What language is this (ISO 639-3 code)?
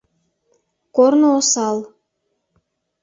chm